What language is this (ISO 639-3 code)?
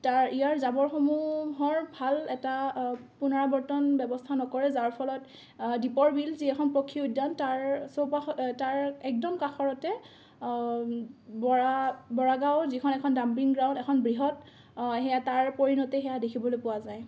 asm